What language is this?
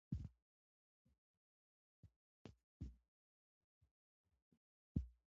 Pashto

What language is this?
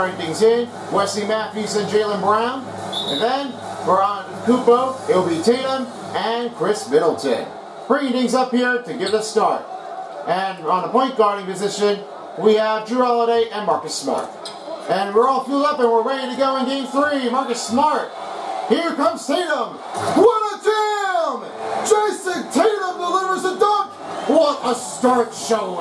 English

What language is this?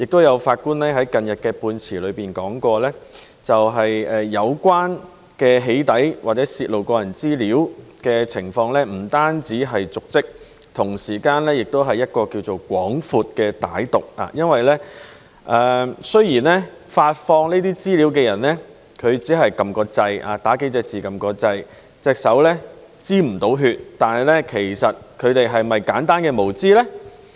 Cantonese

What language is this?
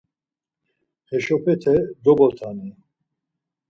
Laz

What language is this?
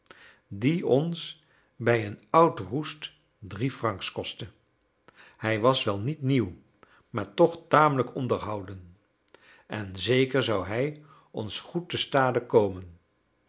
Dutch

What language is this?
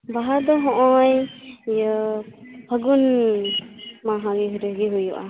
Santali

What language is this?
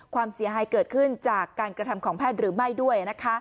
Thai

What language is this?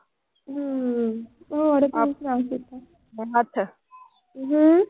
Punjabi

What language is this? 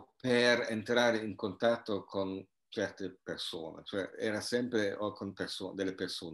Italian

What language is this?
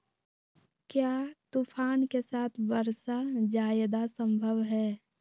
Magahi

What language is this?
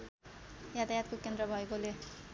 Nepali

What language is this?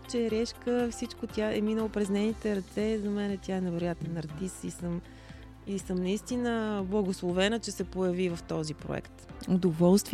Bulgarian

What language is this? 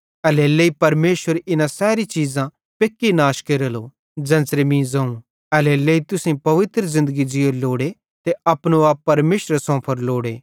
Bhadrawahi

